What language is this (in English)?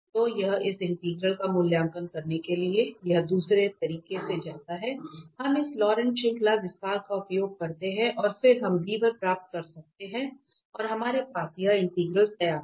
Hindi